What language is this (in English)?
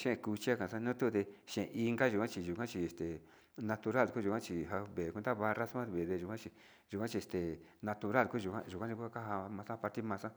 Sinicahua Mixtec